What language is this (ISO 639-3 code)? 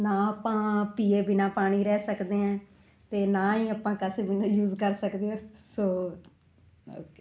pan